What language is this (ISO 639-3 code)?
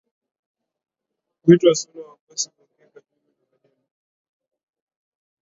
swa